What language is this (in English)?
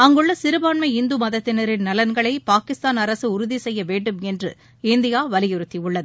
Tamil